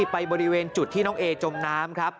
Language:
Thai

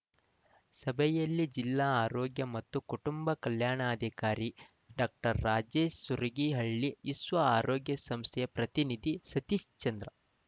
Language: Kannada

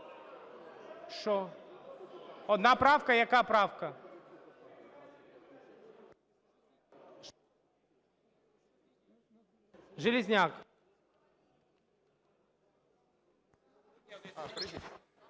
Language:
Ukrainian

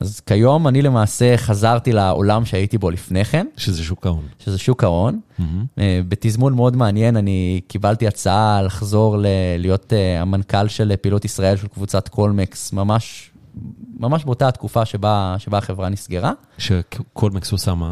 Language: Hebrew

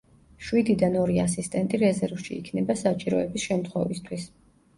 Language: Georgian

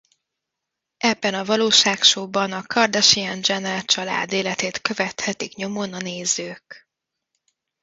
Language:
Hungarian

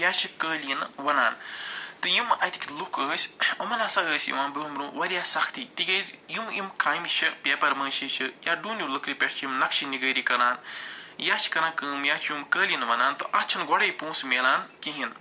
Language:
Kashmiri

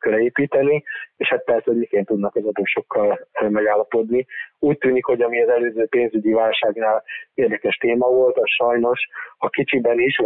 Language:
Hungarian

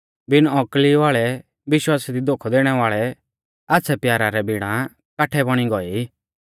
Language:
Mahasu Pahari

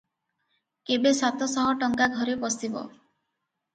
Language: Odia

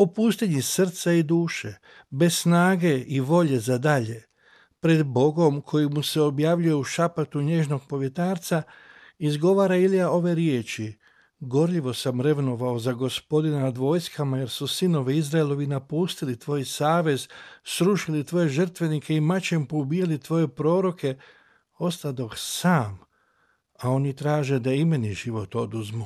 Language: Croatian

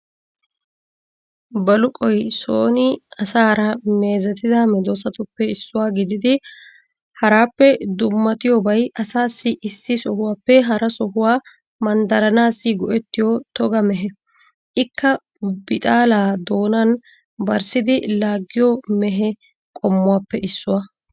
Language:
Wolaytta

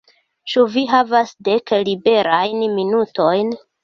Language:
Esperanto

